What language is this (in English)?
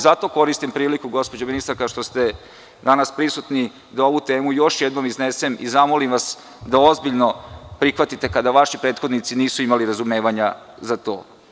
Serbian